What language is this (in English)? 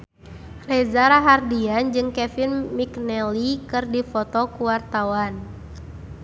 Sundanese